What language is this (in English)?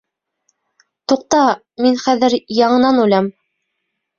Bashkir